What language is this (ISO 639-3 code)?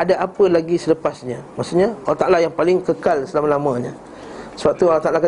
msa